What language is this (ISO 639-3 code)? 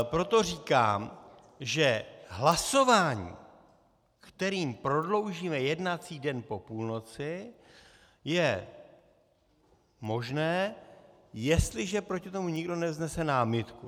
ces